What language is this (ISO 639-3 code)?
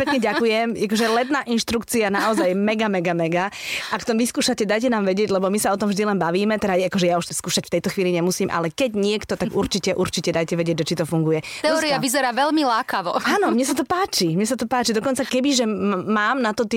slk